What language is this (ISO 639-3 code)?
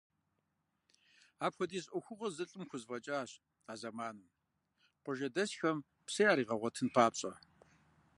kbd